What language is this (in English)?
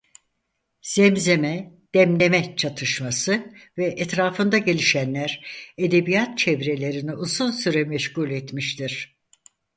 Turkish